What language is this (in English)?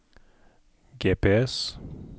Norwegian